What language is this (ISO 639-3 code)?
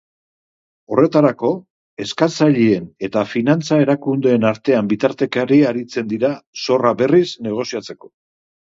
eus